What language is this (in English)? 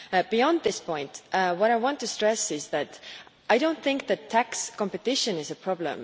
English